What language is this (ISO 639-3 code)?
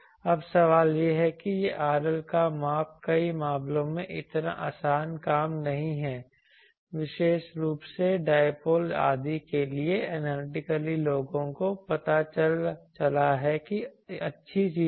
hin